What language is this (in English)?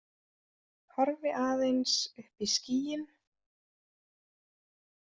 Icelandic